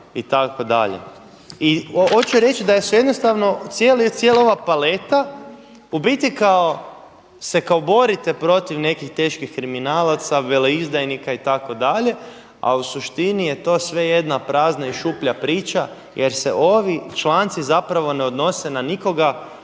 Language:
Croatian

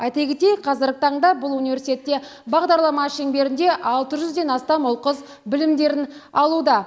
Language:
Kazakh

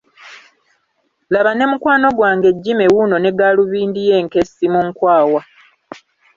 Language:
Ganda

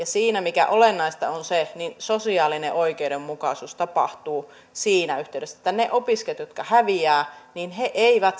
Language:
Finnish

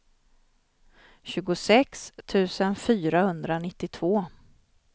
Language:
Swedish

